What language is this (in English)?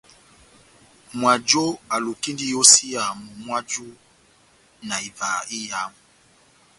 Batanga